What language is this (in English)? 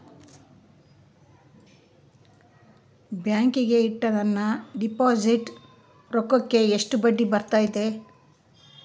Kannada